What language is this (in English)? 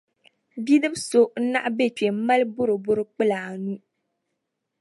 Dagbani